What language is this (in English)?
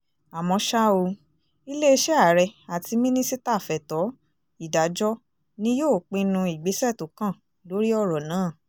Yoruba